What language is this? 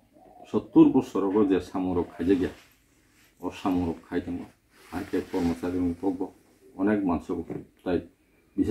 Indonesian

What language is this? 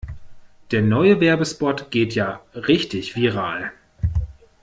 German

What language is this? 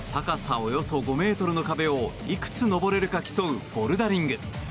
Japanese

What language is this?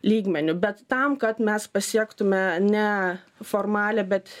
Lithuanian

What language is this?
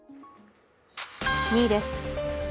Japanese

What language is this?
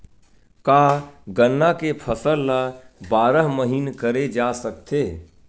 Chhattisgarhi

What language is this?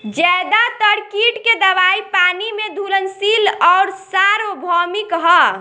Bhojpuri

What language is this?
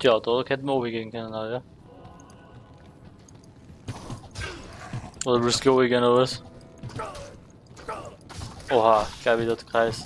German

